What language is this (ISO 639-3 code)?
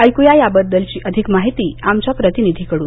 mar